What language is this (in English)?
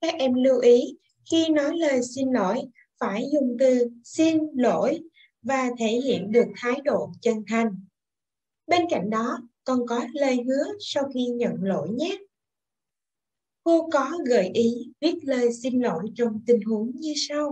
Vietnamese